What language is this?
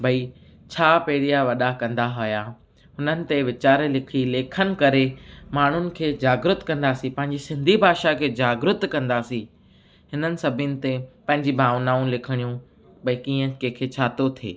Sindhi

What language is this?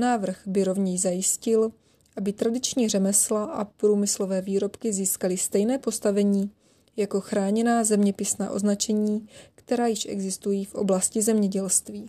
Czech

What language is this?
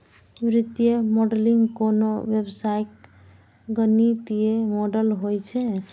Maithili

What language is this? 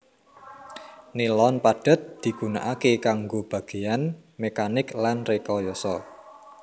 Javanese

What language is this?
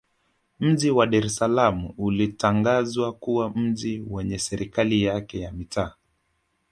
Swahili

